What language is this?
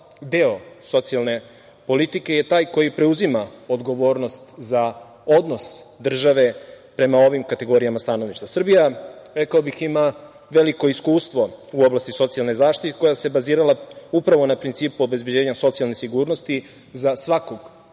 Serbian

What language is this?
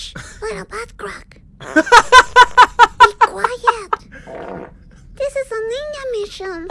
English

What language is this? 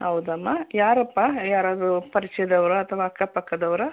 Kannada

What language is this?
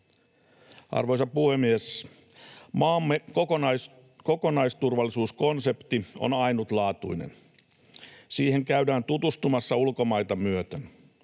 Finnish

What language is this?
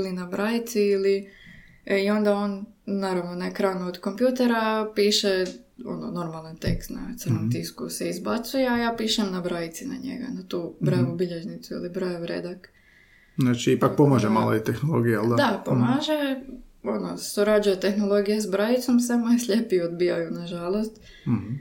Croatian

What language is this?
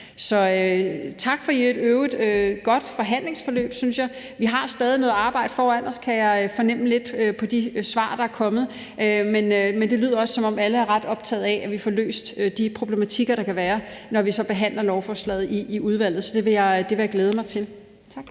Danish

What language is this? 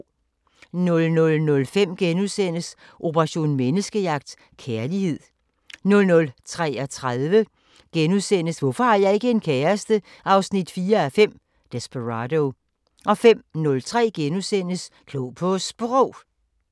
Danish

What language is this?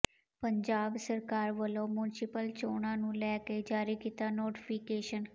Punjabi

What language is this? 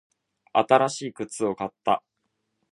Japanese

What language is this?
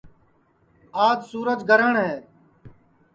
Sansi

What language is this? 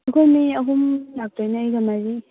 Manipuri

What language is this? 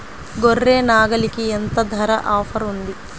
Telugu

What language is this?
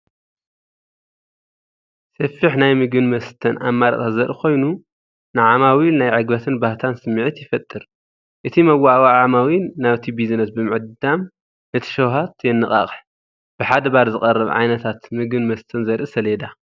Tigrinya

